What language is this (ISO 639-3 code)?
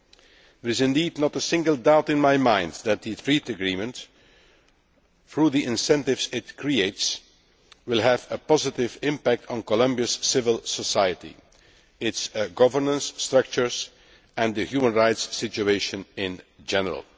eng